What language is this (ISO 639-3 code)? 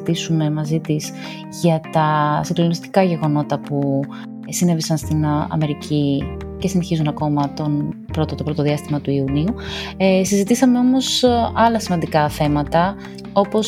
ell